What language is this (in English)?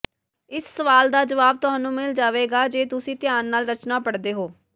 Punjabi